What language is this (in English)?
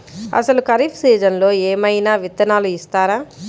Telugu